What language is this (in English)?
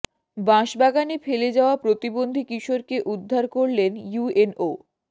Bangla